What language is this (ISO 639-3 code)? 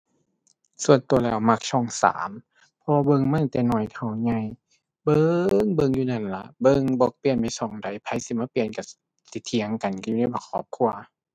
tha